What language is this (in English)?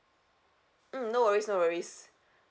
English